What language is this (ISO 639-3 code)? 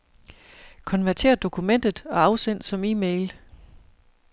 dan